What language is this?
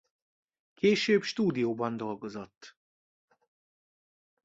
Hungarian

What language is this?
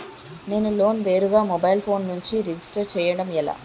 Telugu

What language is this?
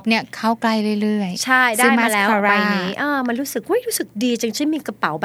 Thai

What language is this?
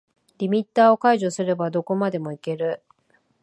Japanese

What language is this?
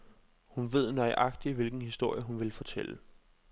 Danish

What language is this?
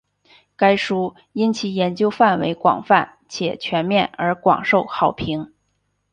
Chinese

